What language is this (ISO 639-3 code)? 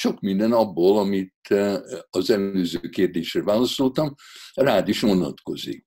hun